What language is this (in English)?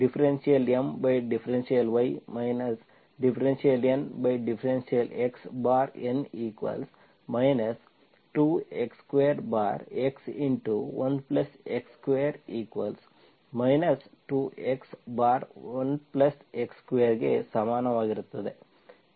Kannada